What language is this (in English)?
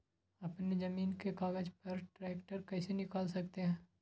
Magahi